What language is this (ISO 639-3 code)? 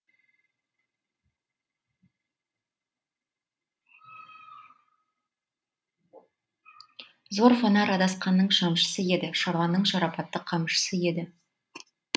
kaz